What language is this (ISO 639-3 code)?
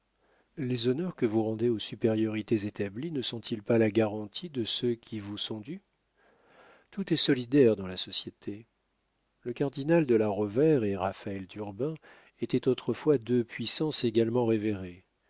fra